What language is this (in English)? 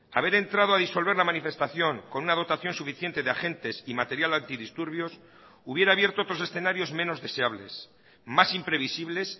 Spanish